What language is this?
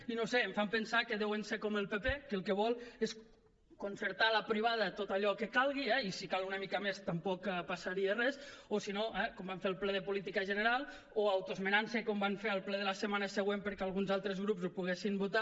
Catalan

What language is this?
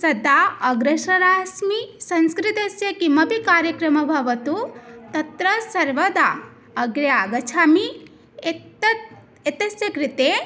Sanskrit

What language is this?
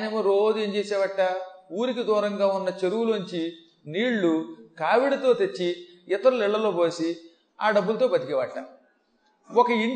Telugu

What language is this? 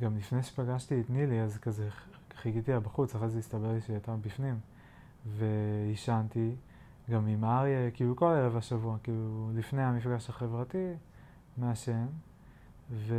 Hebrew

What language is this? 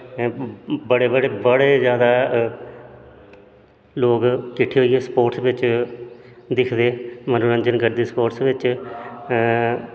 Dogri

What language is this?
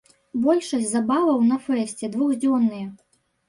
Belarusian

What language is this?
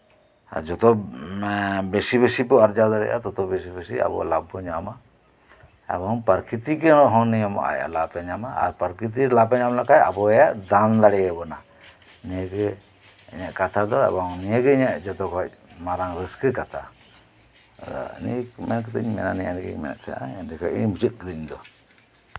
Santali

